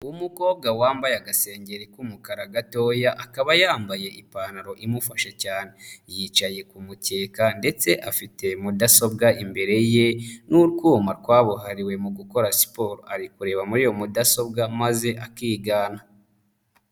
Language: Kinyarwanda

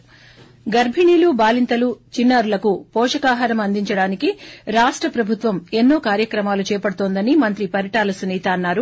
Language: Telugu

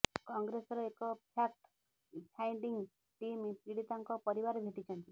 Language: Odia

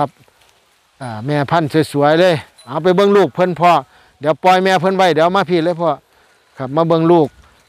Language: Thai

